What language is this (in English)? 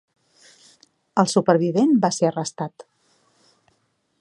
Catalan